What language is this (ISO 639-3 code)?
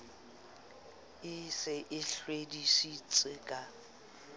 sot